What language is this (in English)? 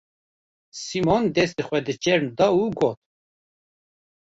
Kurdish